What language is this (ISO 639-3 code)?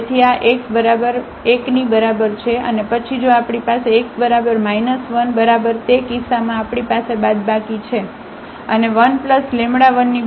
guj